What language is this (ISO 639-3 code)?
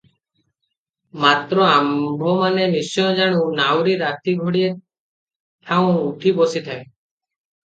ori